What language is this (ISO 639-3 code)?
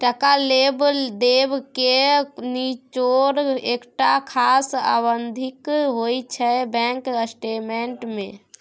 mai